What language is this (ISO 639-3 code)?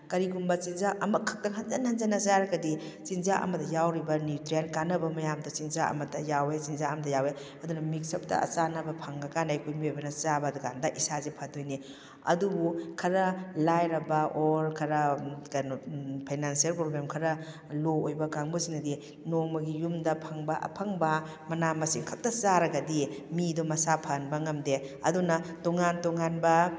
mni